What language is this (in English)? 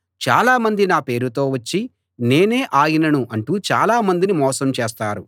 Telugu